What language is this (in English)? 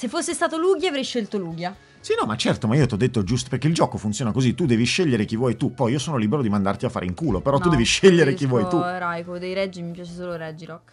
Italian